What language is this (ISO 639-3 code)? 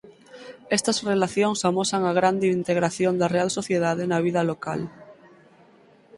glg